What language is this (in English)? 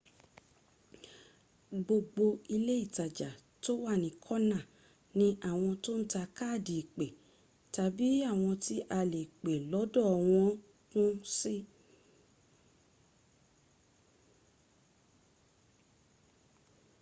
Yoruba